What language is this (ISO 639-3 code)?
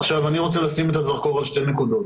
heb